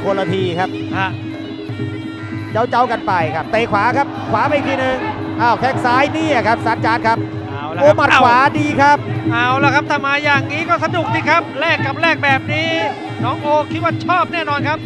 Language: Thai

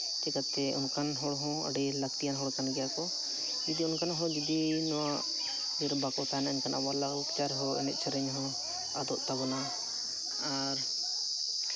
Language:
Santali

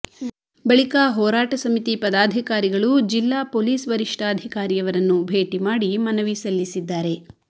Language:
Kannada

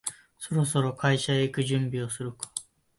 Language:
Japanese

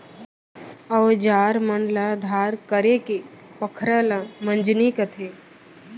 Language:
Chhattisgarhi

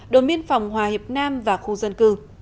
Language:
Vietnamese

